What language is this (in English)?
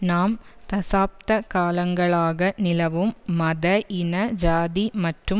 Tamil